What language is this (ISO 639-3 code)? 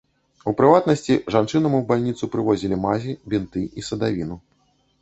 bel